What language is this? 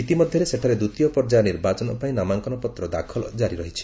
Odia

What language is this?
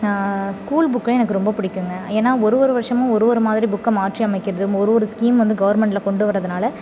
Tamil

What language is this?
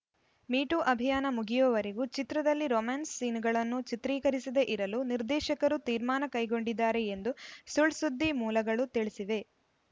Kannada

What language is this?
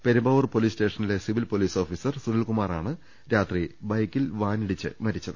Malayalam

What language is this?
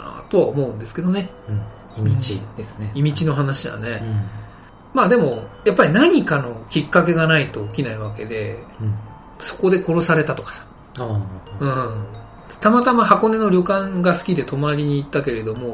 Japanese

